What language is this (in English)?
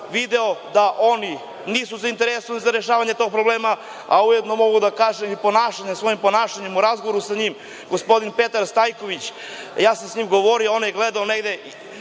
Serbian